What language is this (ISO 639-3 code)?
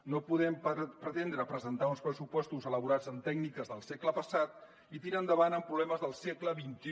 cat